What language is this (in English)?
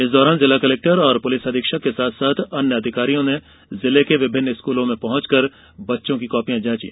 Hindi